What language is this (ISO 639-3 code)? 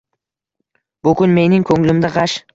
uzb